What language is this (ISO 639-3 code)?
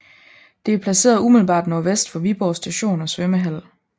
dan